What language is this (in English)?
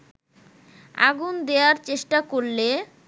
Bangla